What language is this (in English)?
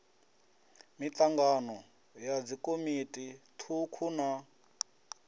Venda